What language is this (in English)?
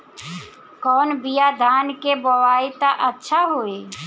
Bhojpuri